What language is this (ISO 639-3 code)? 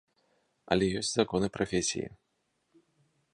bel